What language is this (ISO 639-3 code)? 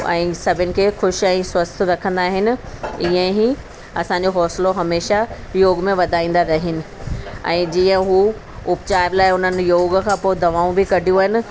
snd